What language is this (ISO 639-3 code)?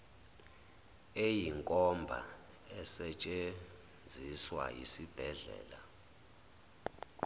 zul